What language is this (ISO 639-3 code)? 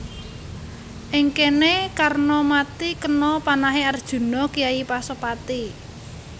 jav